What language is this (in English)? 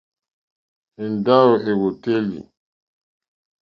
Mokpwe